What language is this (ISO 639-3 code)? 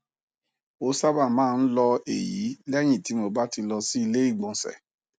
yor